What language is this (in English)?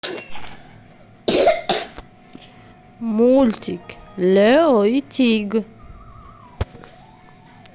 Russian